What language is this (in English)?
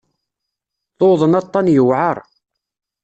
Kabyle